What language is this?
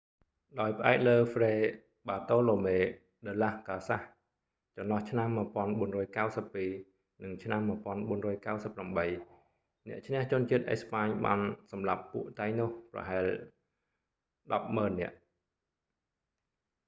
Khmer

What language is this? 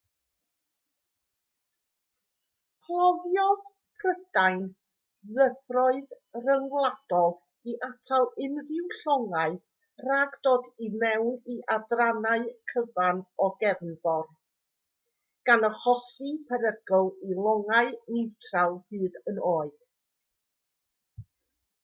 Welsh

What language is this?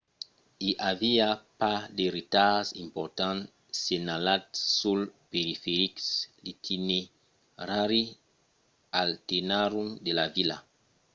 Occitan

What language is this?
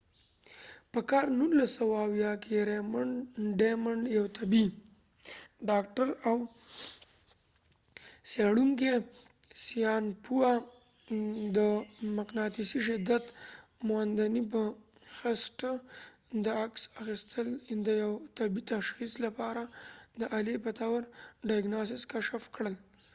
Pashto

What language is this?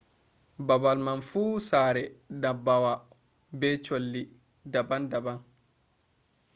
Fula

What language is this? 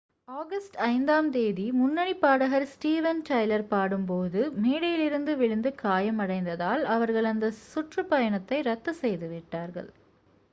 Tamil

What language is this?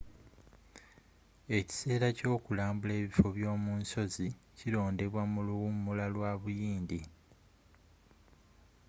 Ganda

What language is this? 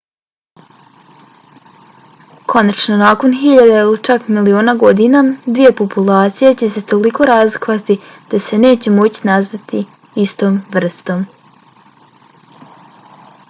Bosnian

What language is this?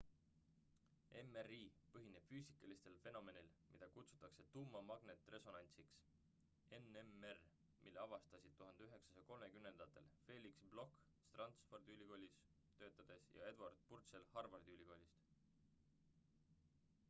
Estonian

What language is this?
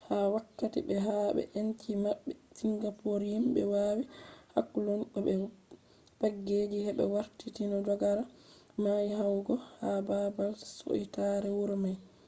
Fula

